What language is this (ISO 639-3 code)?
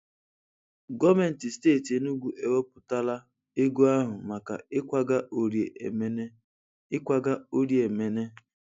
ibo